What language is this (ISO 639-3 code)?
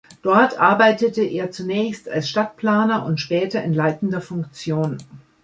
deu